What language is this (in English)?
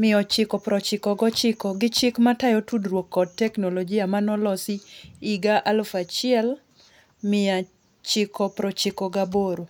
Luo (Kenya and Tanzania)